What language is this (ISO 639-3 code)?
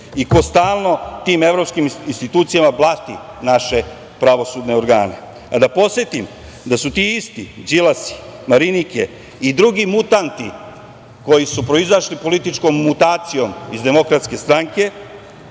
srp